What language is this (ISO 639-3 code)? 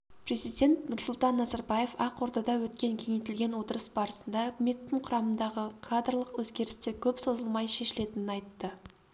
kaz